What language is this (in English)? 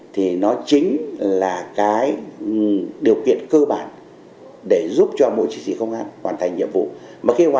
Vietnamese